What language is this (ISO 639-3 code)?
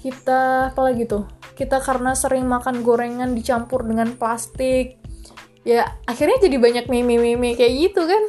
ind